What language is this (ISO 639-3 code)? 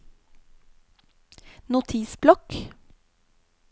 nor